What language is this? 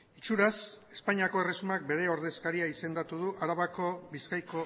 Basque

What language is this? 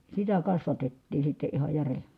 Finnish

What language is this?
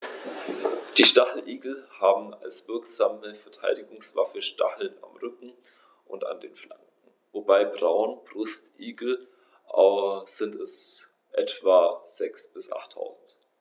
German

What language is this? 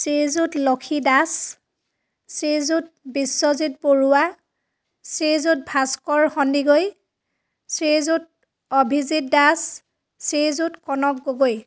Assamese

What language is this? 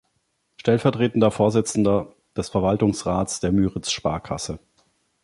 German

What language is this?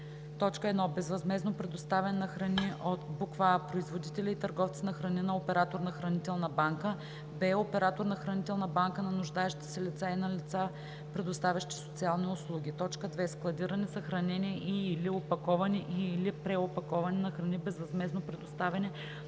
Bulgarian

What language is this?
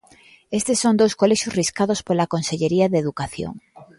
Galician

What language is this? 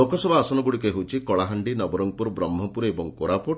Odia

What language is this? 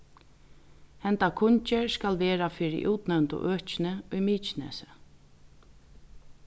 Faroese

